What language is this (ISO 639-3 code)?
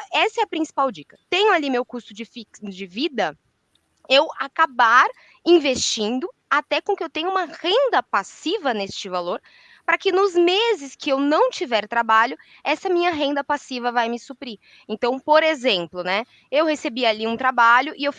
por